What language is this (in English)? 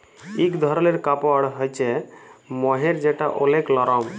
Bangla